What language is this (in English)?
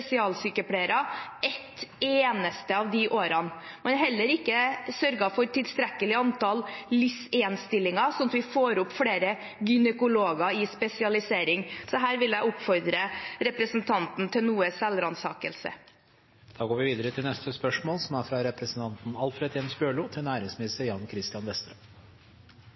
Norwegian